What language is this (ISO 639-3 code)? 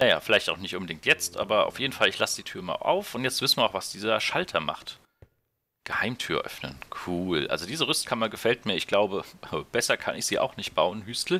deu